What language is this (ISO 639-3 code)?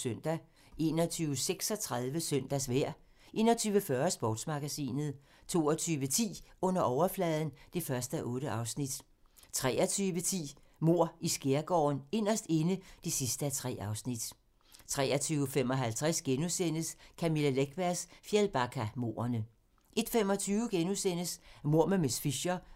dan